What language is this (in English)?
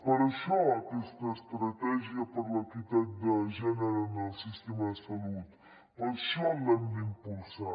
Catalan